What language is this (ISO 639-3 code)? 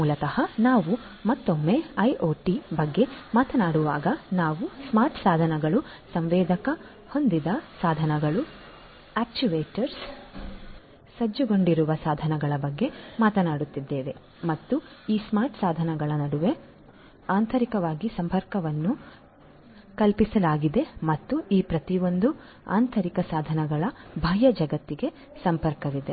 kan